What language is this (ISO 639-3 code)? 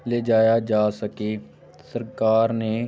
pan